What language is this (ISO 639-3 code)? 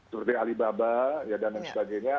ind